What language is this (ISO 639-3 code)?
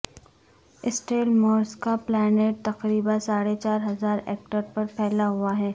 urd